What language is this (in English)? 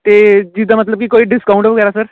Punjabi